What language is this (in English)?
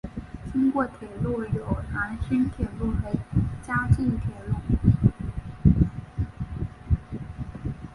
Chinese